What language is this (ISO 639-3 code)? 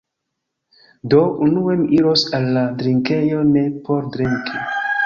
epo